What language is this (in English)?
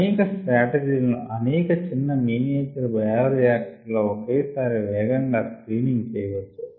Telugu